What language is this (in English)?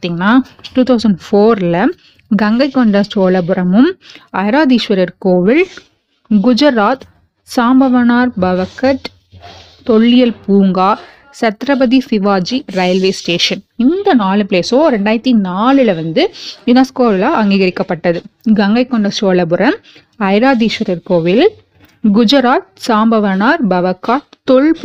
Tamil